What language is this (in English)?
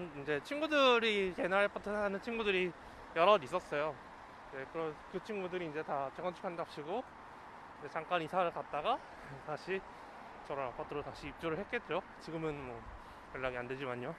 Korean